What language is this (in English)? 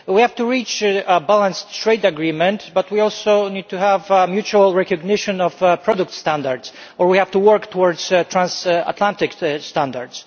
English